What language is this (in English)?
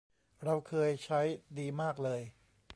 Thai